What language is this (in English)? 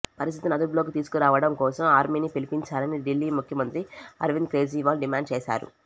Telugu